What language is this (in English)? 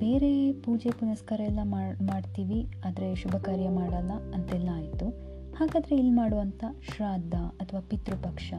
Kannada